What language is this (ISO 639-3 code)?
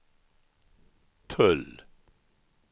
swe